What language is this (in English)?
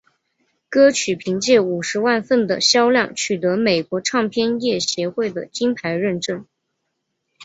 Chinese